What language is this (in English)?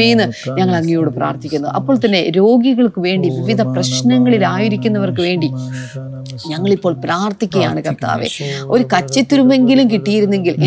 Malayalam